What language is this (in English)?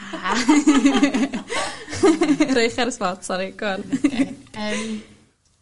Welsh